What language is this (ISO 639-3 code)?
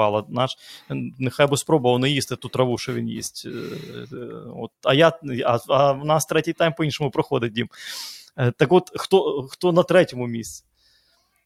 ukr